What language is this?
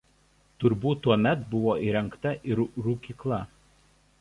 Lithuanian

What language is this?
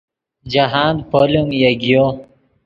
Yidgha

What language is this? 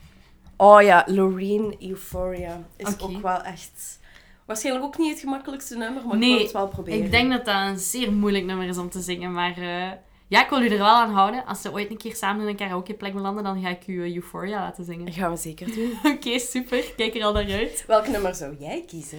Dutch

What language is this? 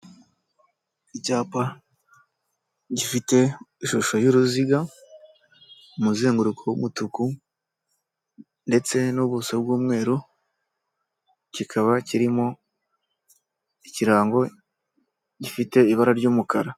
Kinyarwanda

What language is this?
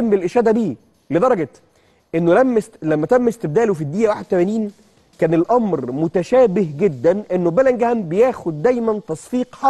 Arabic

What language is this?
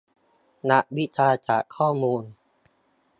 Thai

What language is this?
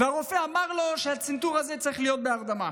Hebrew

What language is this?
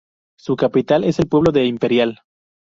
Spanish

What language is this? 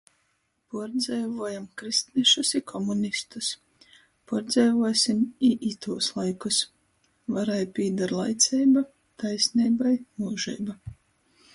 Latgalian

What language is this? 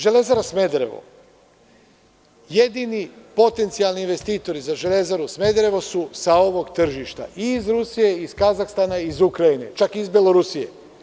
Serbian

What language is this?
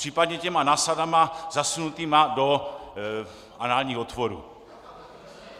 Czech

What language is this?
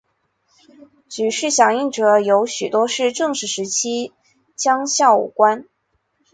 Chinese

